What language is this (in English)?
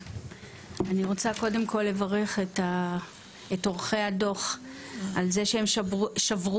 Hebrew